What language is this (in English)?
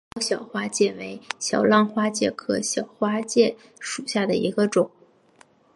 Chinese